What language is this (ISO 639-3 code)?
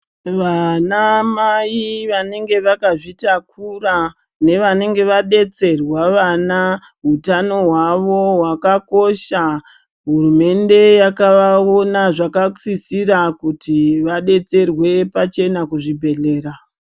ndc